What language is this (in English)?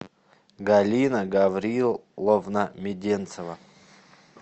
Russian